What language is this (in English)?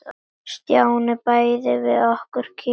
Icelandic